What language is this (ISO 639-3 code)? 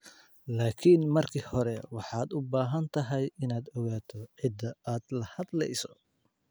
som